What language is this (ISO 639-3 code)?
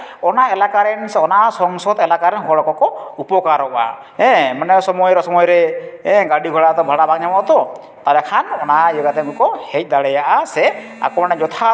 sat